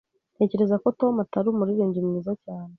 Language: Kinyarwanda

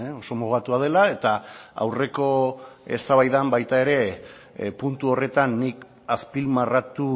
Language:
Basque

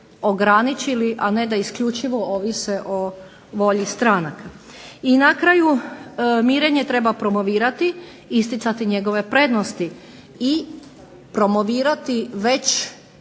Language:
Croatian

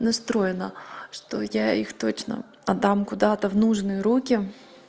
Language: Russian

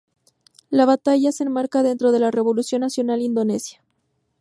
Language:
Spanish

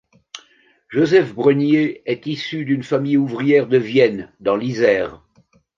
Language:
French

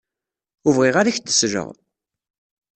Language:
Kabyle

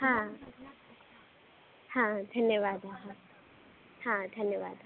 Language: Sanskrit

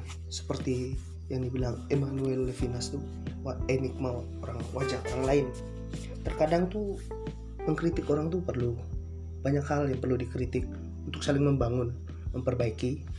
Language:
Indonesian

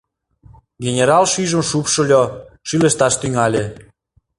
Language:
Mari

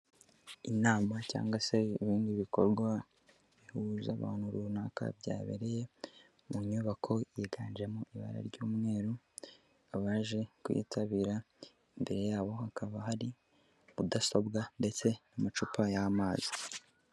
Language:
Kinyarwanda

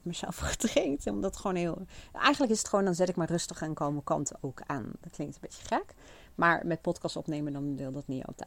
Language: Dutch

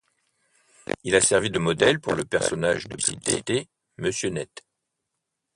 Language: French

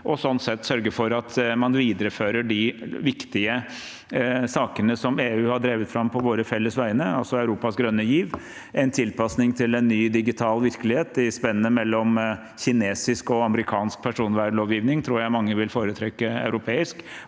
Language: Norwegian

